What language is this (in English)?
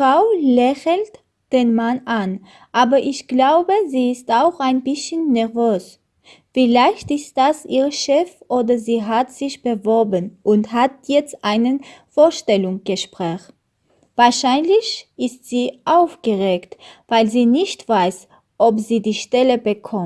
German